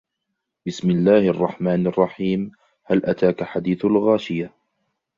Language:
Arabic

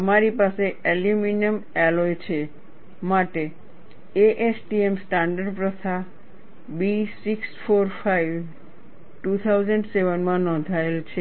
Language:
Gujarati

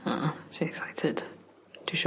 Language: Welsh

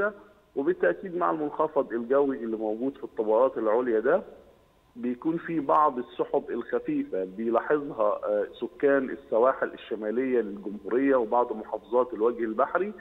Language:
Arabic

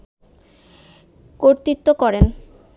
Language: Bangla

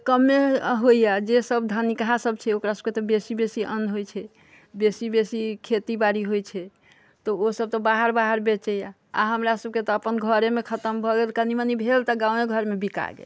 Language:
Maithili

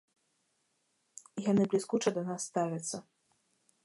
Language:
Belarusian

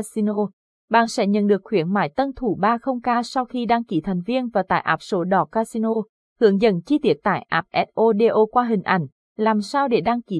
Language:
Vietnamese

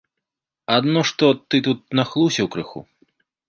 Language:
Belarusian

